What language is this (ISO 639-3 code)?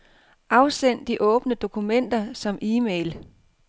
dan